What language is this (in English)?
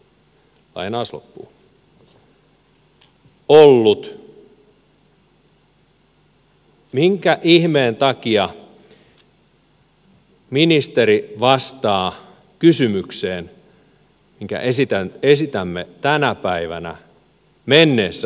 Finnish